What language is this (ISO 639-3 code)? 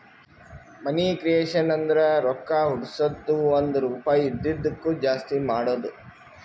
kan